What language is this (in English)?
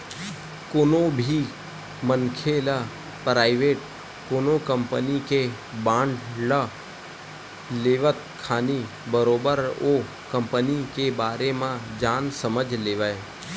Chhattisgarhi